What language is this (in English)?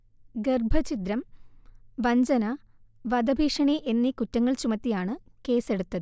Malayalam